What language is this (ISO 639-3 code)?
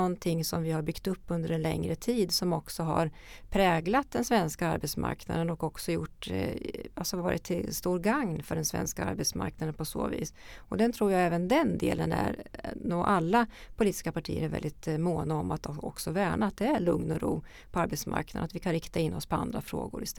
swe